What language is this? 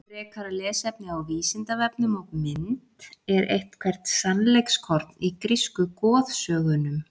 Icelandic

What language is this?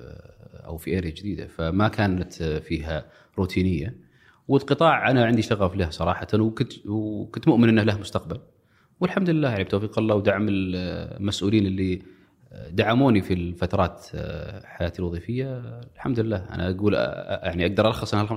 Arabic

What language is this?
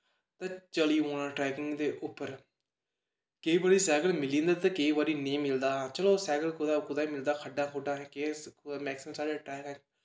Dogri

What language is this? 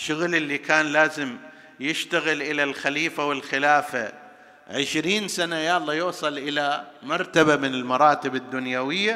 Arabic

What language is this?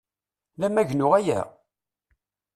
Kabyle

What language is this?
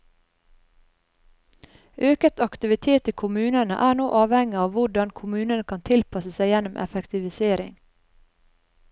Norwegian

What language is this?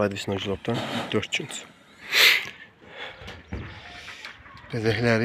Turkish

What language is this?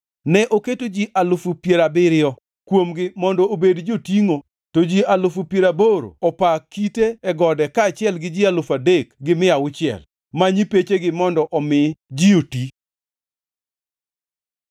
Luo (Kenya and Tanzania)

